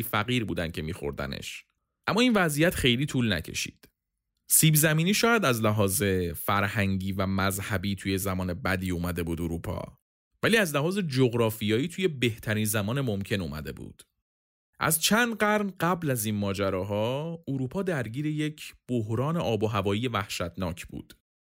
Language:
Persian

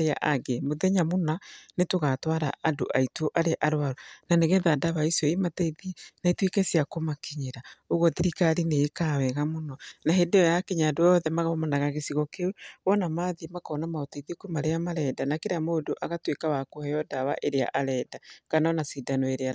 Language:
Kikuyu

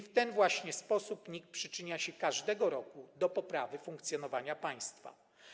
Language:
Polish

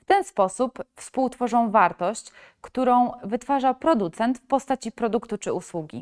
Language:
Polish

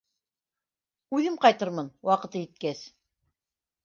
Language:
Bashkir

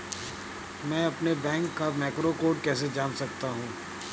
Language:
Hindi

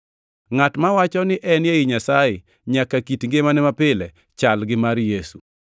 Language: Luo (Kenya and Tanzania)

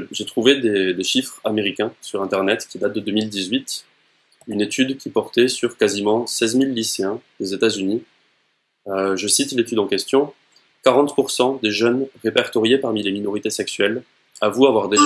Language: French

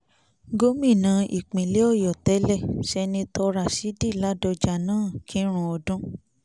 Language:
Yoruba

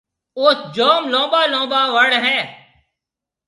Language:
Marwari (Pakistan)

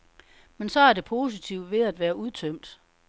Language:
Danish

